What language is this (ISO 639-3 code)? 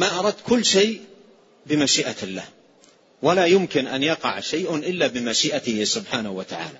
ara